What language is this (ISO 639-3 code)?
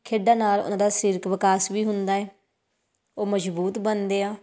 pan